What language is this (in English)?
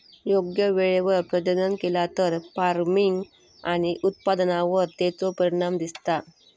Marathi